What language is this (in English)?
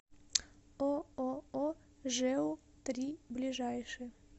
Russian